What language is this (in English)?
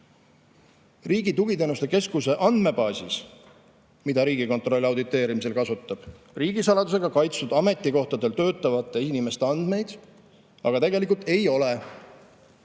Estonian